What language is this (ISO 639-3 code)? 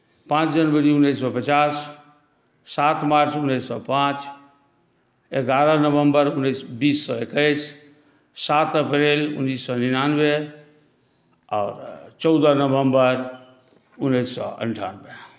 mai